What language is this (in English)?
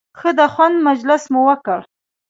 Pashto